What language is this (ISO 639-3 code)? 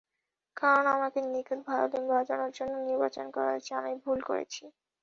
ben